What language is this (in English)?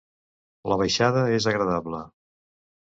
Catalan